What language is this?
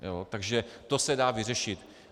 Czech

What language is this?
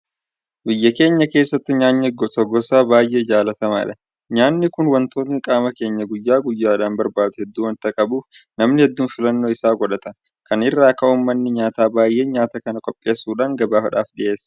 Oromo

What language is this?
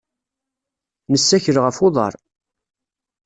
Kabyle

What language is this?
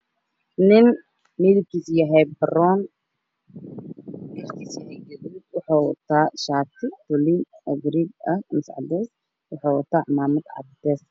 Somali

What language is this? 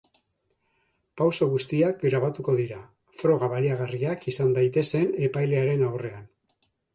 Basque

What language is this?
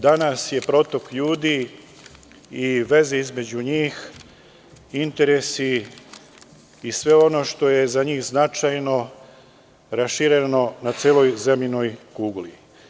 Serbian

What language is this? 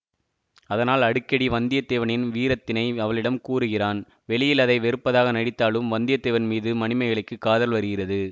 Tamil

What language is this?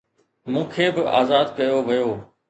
Sindhi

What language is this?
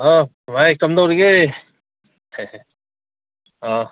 Manipuri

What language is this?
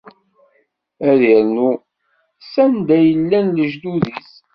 Kabyle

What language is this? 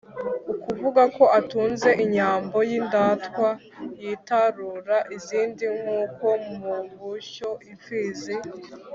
Kinyarwanda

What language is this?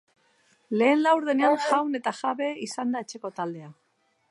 Basque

